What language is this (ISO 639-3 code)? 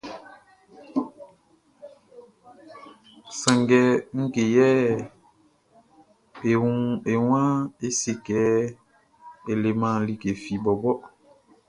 bci